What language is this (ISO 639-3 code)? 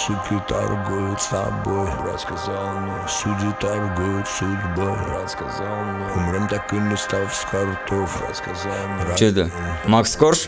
rus